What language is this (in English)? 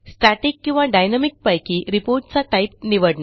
Marathi